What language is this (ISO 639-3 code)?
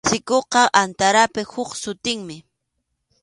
qxu